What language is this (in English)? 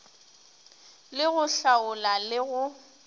Northern Sotho